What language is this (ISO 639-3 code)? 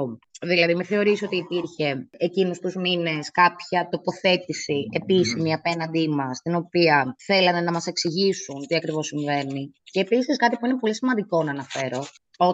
ell